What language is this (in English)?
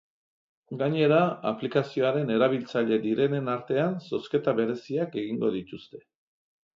Basque